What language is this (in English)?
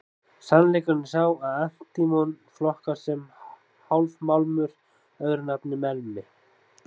Icelandic